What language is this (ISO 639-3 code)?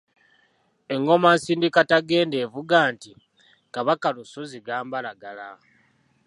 lug